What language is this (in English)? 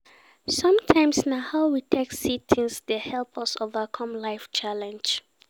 Nigerian Pidgin